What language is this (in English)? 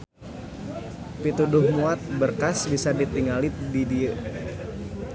Sundanese